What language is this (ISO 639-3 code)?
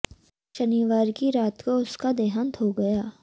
hin